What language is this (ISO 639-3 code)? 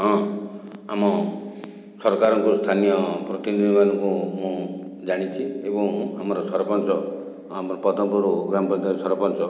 ori